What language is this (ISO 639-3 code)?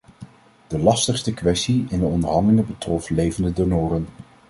nld